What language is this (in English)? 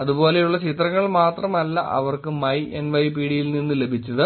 Malayalam